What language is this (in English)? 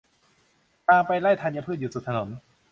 Thai